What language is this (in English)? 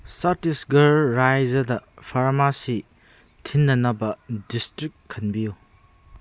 Manipuri